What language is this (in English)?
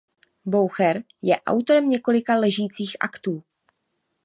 Czech